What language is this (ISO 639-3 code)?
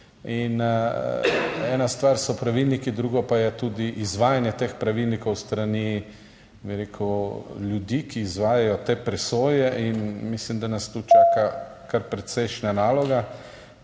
slv